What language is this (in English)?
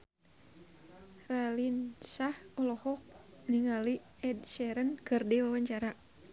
Sundanese